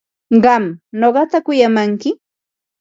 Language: Ambo-Pasco Quechua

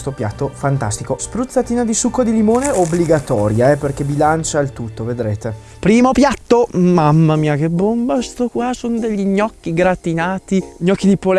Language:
Italian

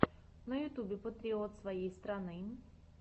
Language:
Russian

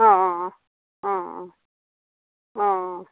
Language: Assamese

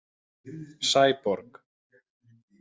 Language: Icelandic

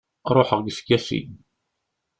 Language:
Kabyle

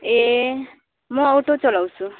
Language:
Nepali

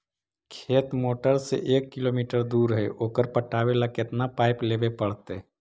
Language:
Magahi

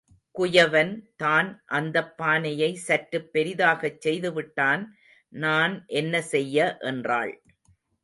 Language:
Tamil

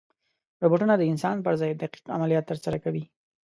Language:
Pashto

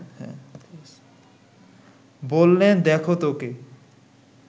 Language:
Bangla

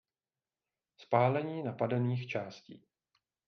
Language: Czech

